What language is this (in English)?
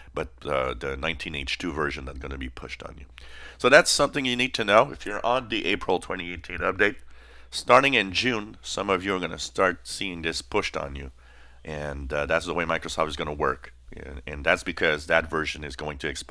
English